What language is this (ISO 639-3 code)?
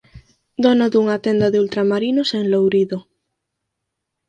glg